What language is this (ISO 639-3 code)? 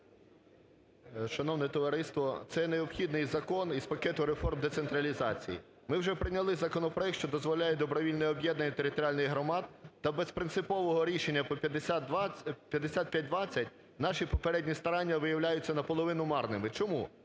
ukr